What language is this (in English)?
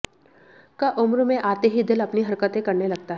Hindi